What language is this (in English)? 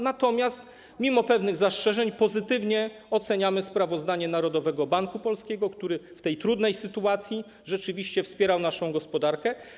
Polish